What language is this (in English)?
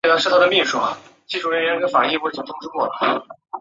Chinese